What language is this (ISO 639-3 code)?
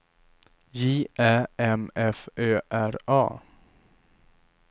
swe